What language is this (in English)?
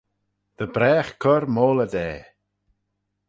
Manx